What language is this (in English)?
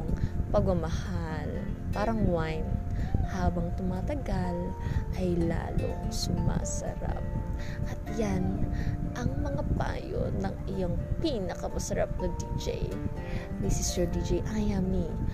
Filipino